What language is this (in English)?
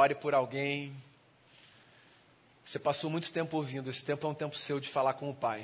Portuguese